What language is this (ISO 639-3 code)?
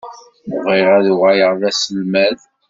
kab